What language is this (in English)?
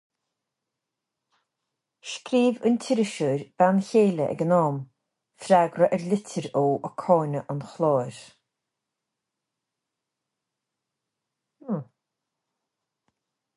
Irish